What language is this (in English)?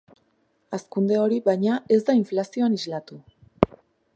Basque